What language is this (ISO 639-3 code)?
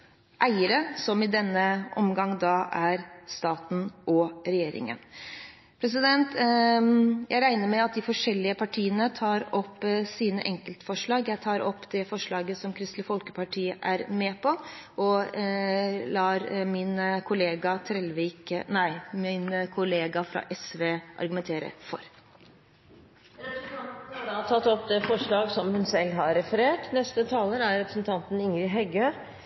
nor